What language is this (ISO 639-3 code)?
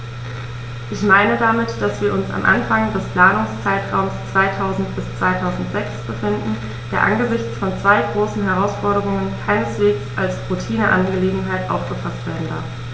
deu